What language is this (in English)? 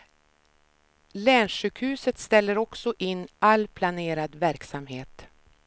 Swedish